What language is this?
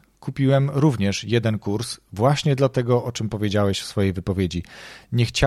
Polish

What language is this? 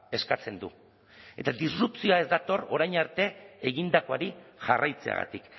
Basque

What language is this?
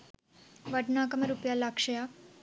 Sinhala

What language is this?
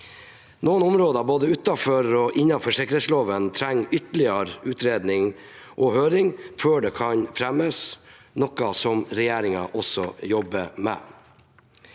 Norwegian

